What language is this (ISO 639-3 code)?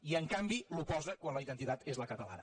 cat